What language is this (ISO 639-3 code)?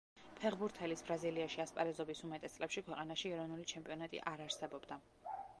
kat